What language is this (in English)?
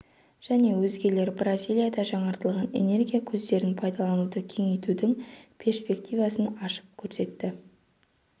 Kazakh